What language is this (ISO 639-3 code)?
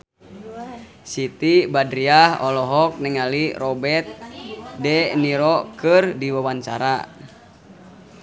sun